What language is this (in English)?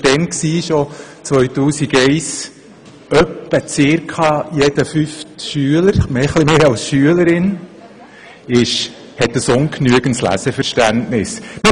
Swiss German